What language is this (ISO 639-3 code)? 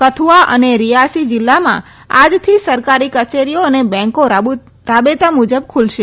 guj